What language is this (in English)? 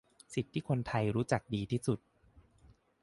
Thai